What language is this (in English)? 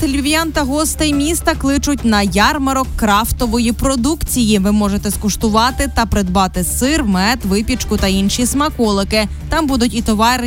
Ukrainian